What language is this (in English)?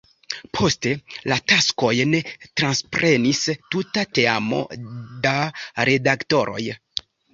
Esperanto